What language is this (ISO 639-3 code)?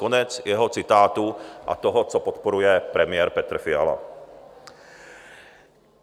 ces